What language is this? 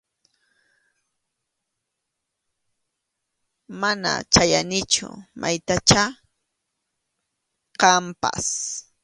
Arequipa-La Unión Quechua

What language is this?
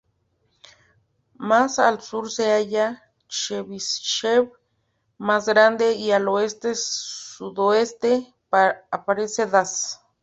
Spanish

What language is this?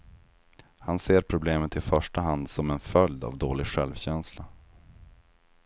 Swedish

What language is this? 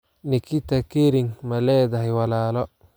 Somali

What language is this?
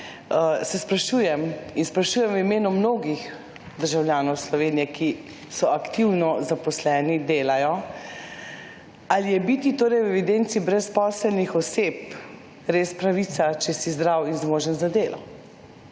Slovenian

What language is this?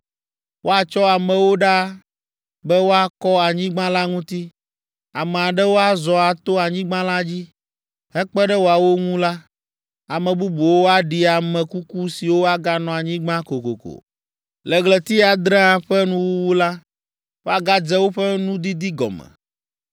Ewe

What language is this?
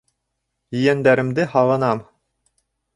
Bashkir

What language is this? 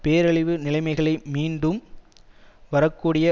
Tamil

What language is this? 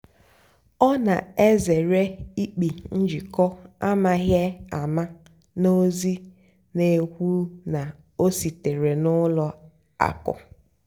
Igbo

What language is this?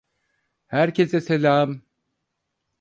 Turkish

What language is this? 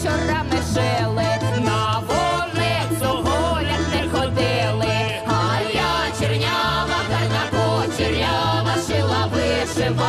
Ukrainian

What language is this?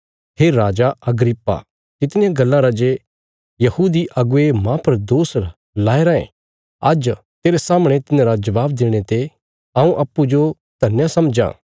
Bilaspuri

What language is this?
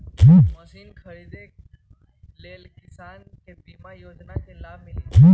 Magahi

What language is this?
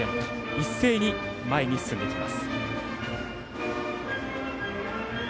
Japanese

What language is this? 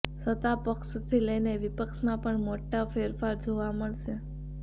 Gujarati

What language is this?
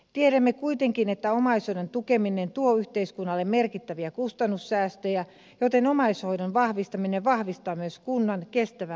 Finnish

